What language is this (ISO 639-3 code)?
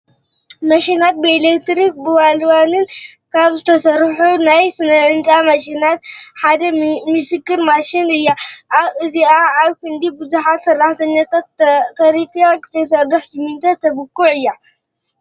tir